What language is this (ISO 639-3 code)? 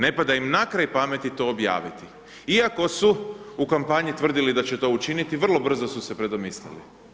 hrv